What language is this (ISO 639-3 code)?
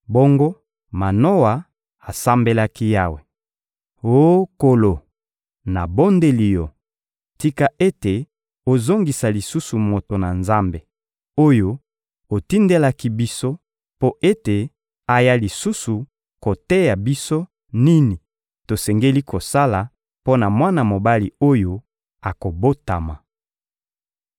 lin